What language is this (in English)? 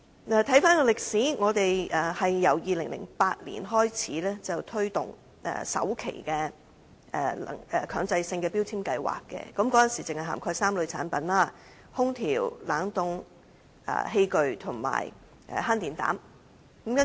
Cantonese